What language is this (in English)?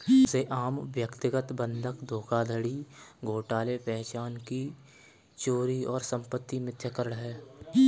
Hindi